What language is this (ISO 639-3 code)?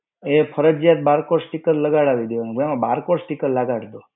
guj